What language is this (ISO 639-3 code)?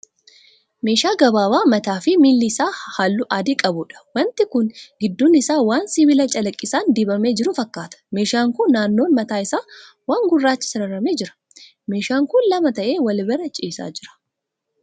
orm